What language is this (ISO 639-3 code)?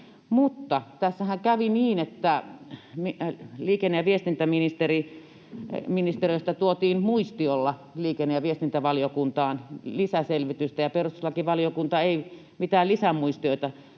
fin